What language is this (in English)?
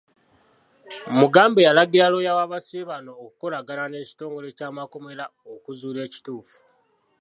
Ganda